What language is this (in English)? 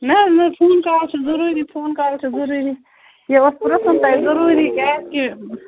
Kashmiri